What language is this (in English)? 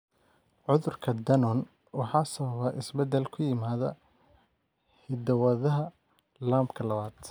Somali